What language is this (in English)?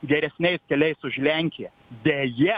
Lithuanian